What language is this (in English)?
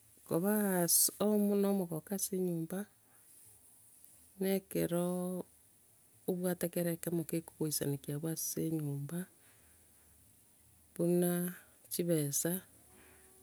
Gusii